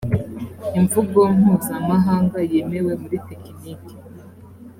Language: Kinyarwanda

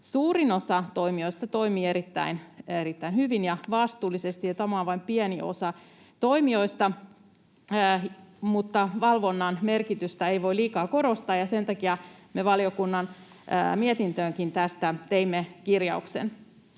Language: Finnish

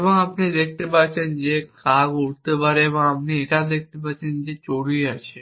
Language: Bangla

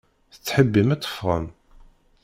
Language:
Kabyle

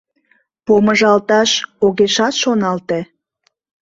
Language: Mari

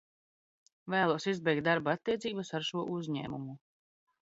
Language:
Latvian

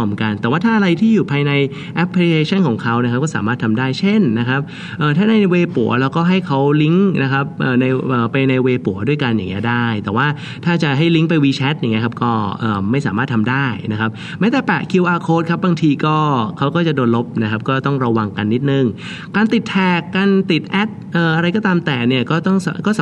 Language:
Thai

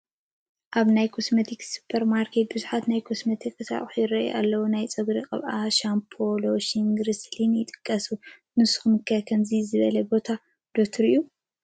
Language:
Tigrinya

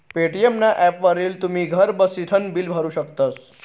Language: Marathi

